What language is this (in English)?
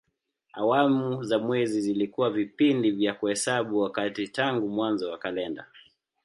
Swahili